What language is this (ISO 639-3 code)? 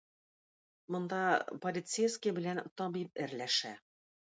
tat